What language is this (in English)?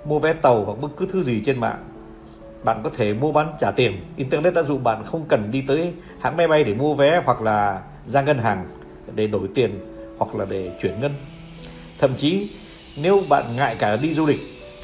Vietnamese